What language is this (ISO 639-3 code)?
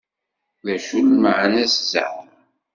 kab